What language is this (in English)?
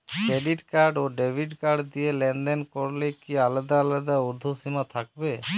Bangla